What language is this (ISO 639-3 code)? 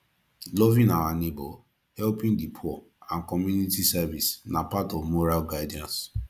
pcm